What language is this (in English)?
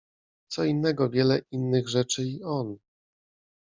Polish